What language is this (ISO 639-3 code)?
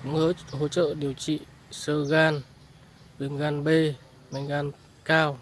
vie